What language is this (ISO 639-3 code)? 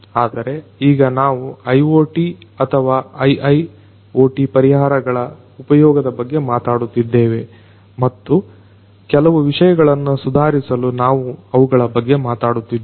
kan